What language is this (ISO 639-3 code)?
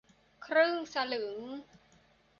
tha